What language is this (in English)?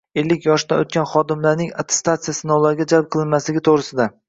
Uzbek